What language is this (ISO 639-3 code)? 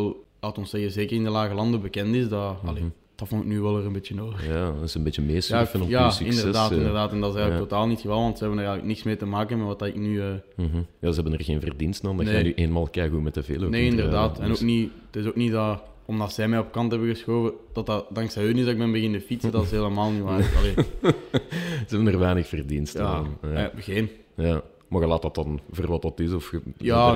nld